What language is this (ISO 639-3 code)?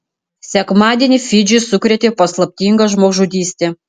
lit